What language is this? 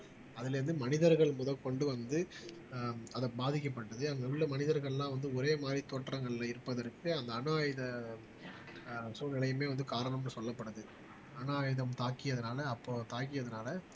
Tamil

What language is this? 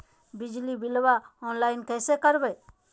Magahi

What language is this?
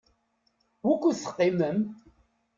Kabyle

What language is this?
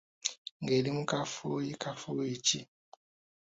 Ganda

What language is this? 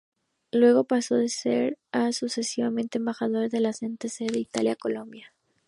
Spanish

